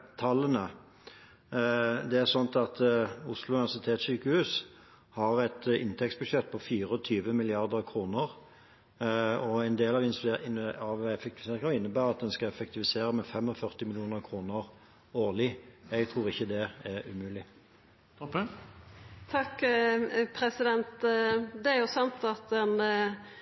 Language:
Norwegian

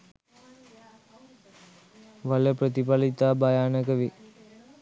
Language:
Sinhala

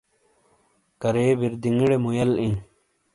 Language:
Shina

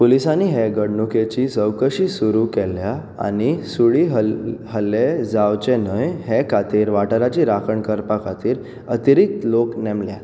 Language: Konkani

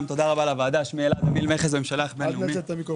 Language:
Hebrew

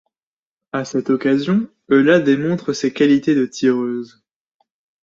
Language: French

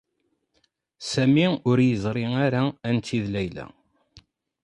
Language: Kabyle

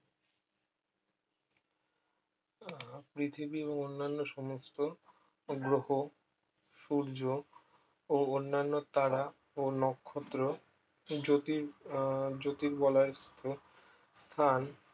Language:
Bangla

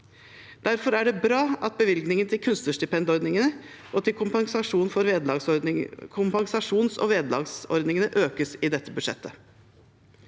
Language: Norwegian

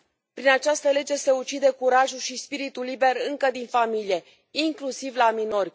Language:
Romanian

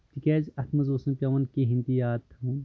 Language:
Kashmiri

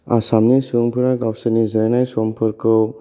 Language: Bodo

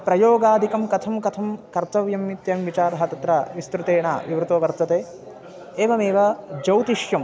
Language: Sanskrit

